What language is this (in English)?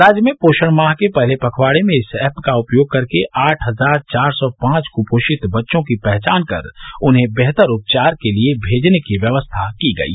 Hindi